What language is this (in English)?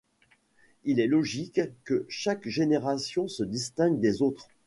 French